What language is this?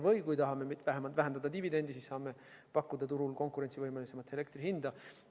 Estonian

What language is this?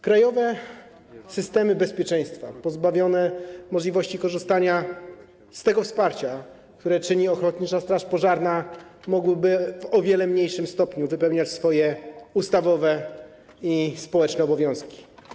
Polish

